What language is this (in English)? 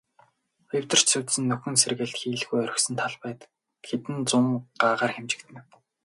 Mongolian